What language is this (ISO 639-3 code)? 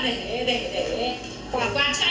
vie